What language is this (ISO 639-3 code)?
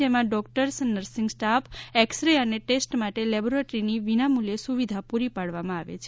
guj